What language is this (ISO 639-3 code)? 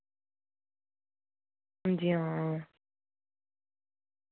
doi